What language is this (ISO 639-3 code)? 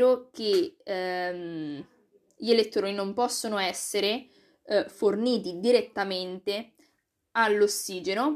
ita